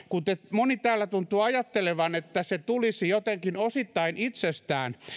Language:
Finnish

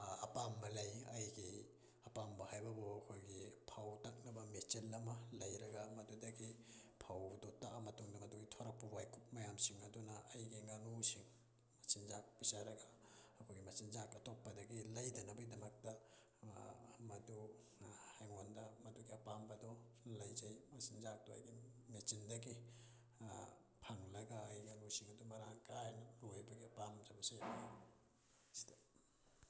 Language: Manipuri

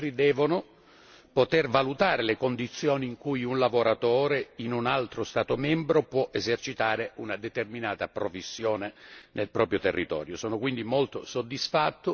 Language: Italian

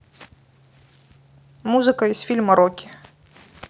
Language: Russian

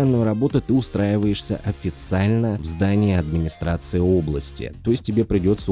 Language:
Russian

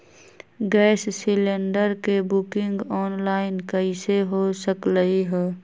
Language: Magahi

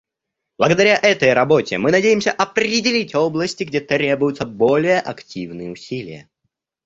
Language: Russian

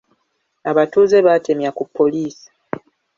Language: Ganda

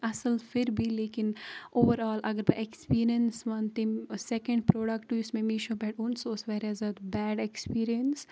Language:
Kashmiri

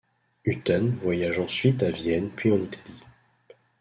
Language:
French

